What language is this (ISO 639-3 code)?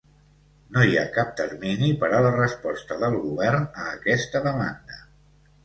cat